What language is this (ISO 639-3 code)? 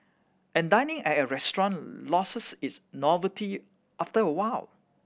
eng